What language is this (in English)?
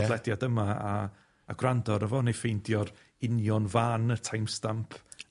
Welsh